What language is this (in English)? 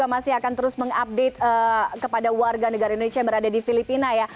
Indonesian